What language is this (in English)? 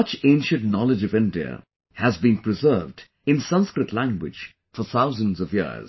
English